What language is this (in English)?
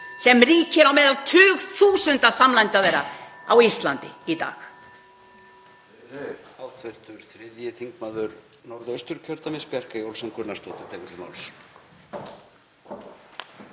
Icelandic